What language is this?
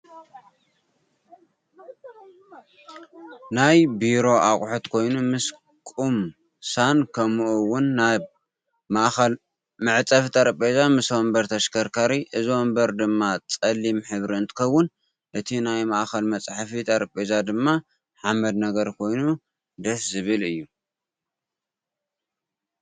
Tigrinya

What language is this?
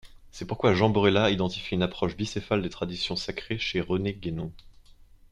French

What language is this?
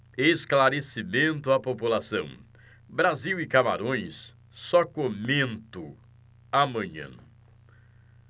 Portuguese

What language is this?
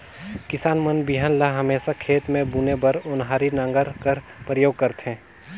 Chhattisgarhi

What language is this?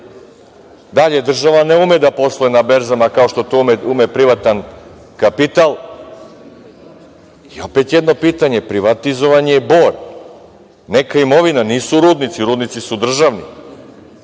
Serbian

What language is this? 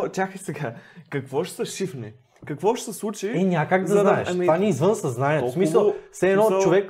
Bulgarian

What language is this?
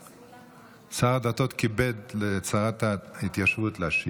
Hebrew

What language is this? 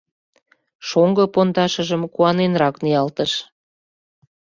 Mari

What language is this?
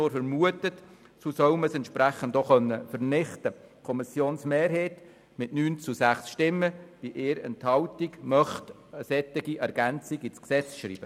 Swiss German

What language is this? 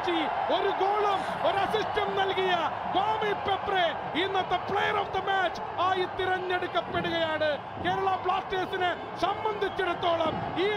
Malayalam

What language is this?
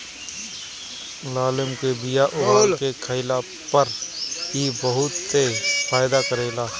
Bhojpuri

